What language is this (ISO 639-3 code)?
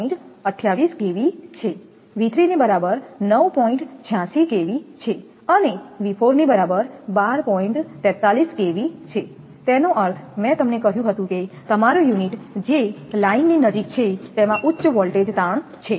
guj